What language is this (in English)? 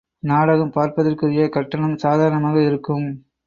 Tamil